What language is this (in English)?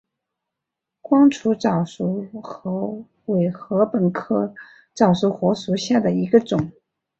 Chinese